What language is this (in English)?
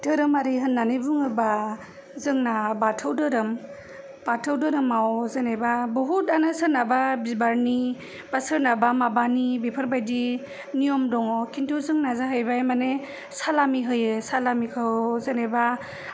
Bodo